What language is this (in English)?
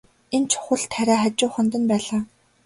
Mongolian